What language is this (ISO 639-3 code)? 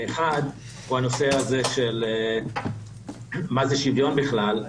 heb